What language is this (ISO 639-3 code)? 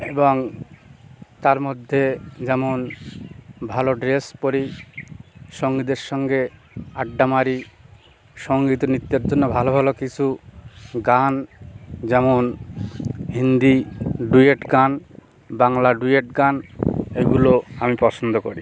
ben